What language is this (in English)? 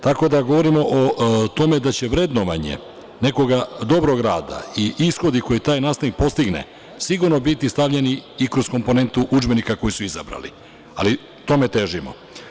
Serbian